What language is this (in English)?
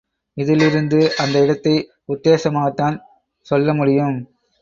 Tamil